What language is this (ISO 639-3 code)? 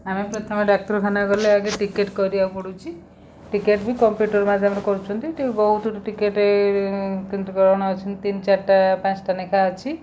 ori